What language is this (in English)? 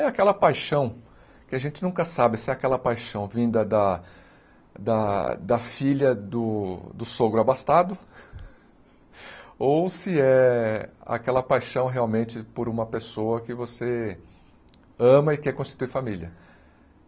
Portuguese